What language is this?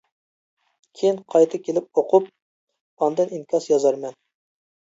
Uyghur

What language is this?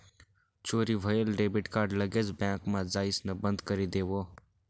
Marathi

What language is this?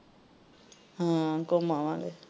Punjabi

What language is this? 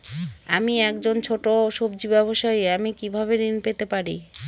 Bangla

